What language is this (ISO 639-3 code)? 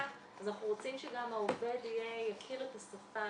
heb